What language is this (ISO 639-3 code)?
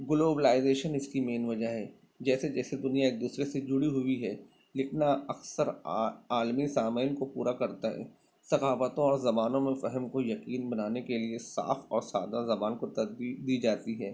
urd